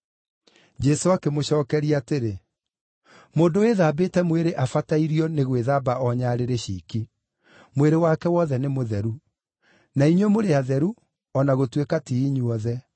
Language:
Kikuyu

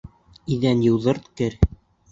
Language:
Bashkir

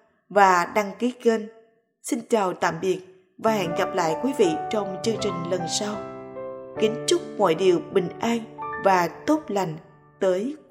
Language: Vietnamese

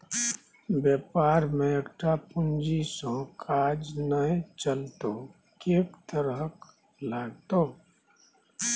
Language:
Maithili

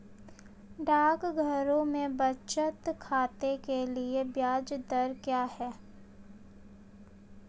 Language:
Hindi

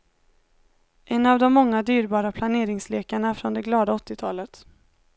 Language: Swedish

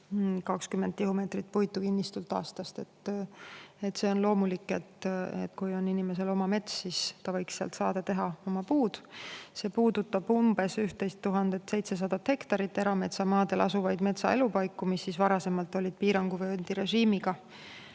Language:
Estonian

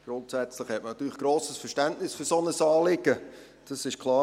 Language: Swiss German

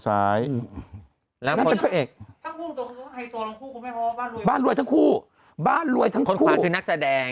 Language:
Thai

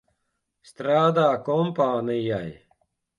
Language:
Latvian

